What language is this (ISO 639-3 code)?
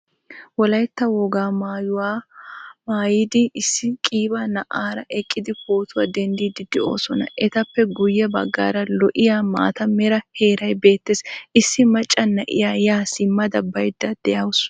wal